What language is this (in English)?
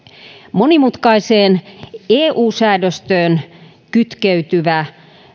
Finnish